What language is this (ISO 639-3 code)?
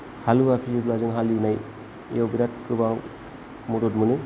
brx